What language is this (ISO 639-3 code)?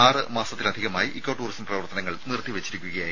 mal